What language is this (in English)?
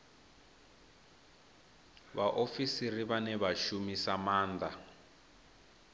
Venda